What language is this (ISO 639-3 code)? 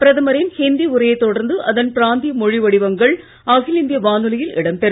tam